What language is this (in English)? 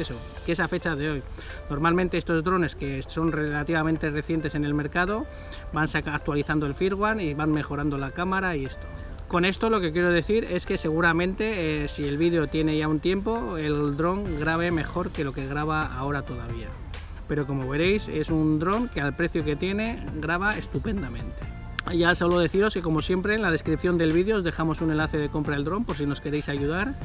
Spanish